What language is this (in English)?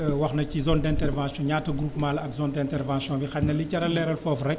Wolof